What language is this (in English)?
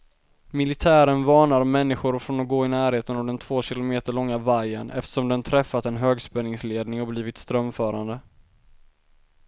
Swedish